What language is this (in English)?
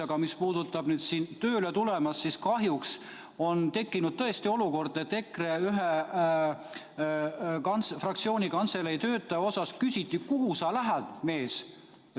Estonian